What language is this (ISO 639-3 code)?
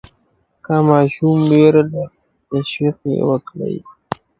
pus